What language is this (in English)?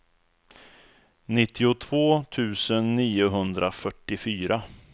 Swedish